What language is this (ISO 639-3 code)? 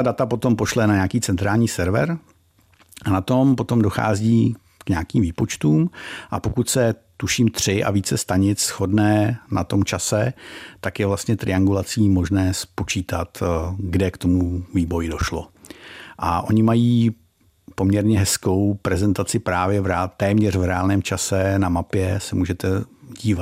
ces